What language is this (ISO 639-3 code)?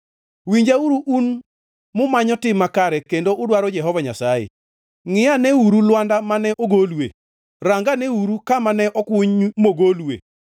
luo